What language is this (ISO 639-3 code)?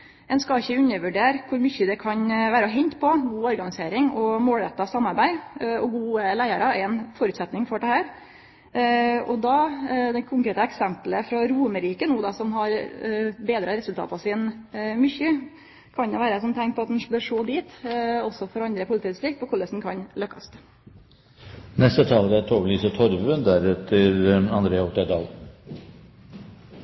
nor